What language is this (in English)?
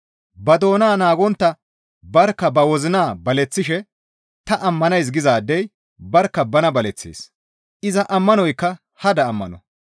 Gamo